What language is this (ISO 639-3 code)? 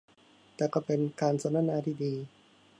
tha